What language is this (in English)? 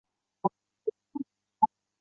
Chinese